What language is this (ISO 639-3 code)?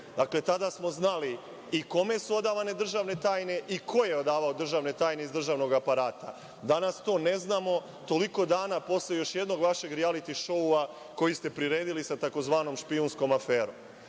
srp